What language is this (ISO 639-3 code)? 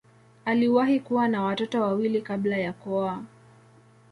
swa